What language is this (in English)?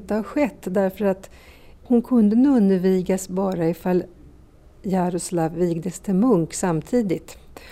Swedish